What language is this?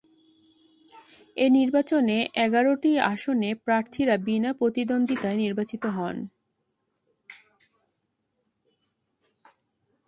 Bangla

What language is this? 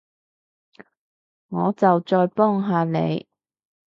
Cantonese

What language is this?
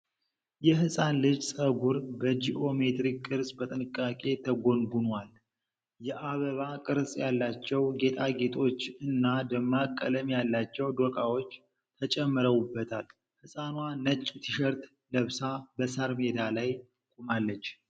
Amharic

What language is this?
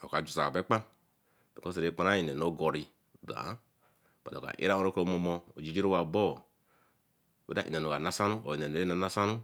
Eleme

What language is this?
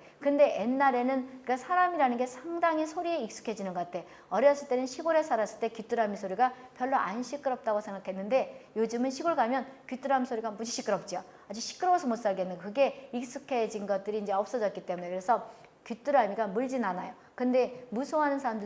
Korean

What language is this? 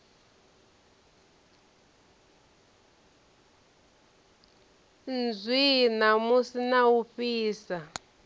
Venda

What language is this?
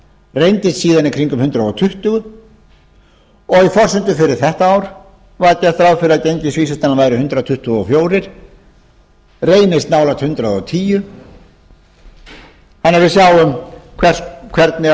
Icelandic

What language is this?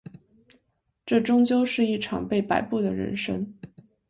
Chinese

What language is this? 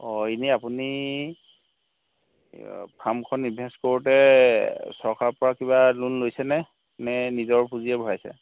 Assamese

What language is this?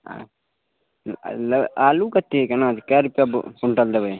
Maithili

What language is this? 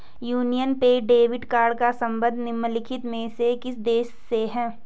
Hindi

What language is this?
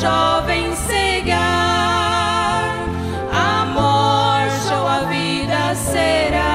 Portuguese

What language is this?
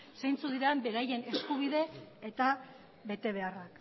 Basque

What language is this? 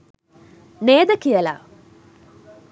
Sinhala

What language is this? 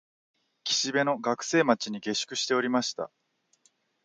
Japanese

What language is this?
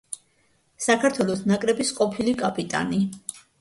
Georgian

